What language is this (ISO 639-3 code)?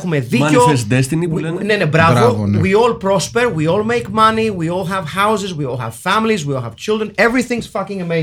ell